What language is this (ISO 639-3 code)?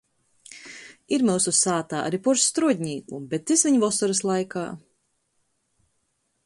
ltg